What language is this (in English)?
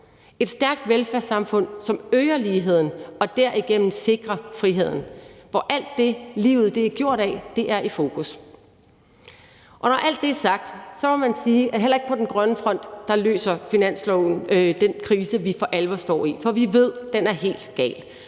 Danish